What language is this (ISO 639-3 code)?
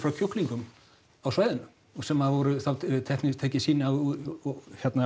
isl